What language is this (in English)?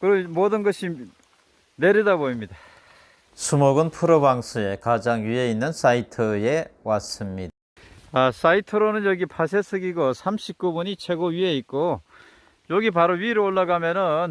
Korean